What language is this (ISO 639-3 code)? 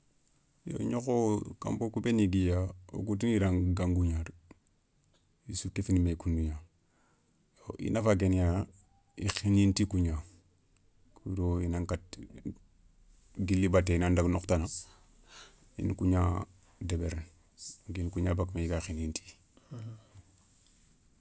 snk